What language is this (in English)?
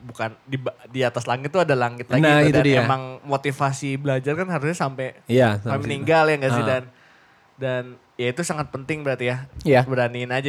Indonesian